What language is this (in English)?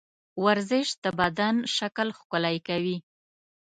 Pashto